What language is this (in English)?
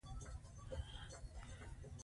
Pashto